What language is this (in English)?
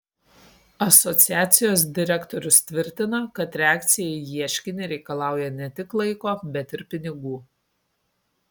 Lithuanian